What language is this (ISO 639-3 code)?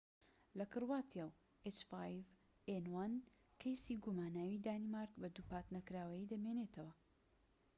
ckb